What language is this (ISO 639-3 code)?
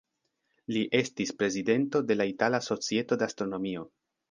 epo